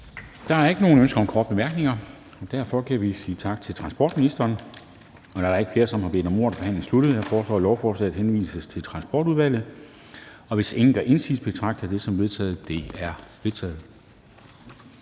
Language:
Danish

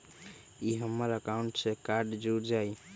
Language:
Magahi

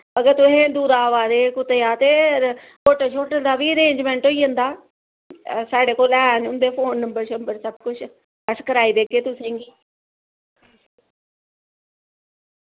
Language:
Dogri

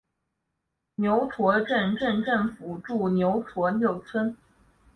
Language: Chinese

